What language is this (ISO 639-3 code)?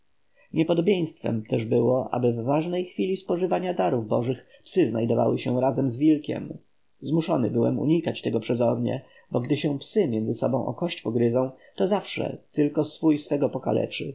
pol